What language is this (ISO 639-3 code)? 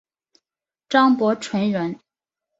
zho